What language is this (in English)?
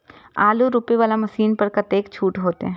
Maithili